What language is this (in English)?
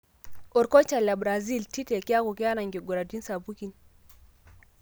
Masai